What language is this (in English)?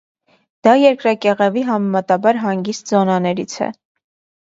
Armenian